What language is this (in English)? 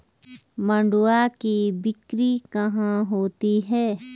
Hindi